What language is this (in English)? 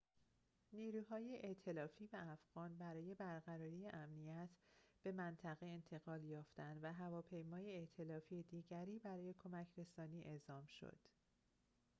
Persian